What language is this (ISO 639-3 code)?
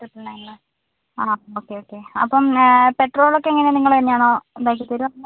mal